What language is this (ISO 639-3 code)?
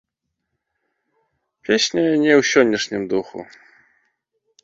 bel